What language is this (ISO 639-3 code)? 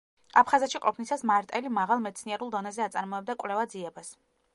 kat